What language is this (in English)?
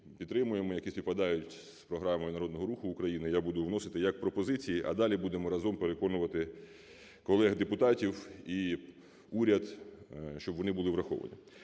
Ukrainian